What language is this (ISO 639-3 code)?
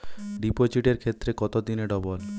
ben